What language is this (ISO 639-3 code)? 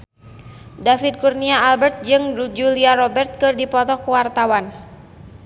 sun